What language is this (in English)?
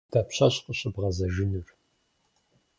Kabardian